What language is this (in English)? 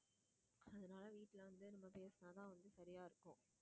Tamil